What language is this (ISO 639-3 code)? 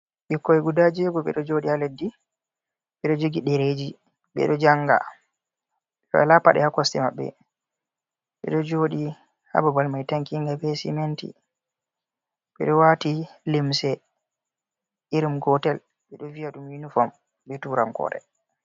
ful